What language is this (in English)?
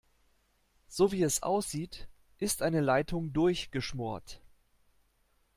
German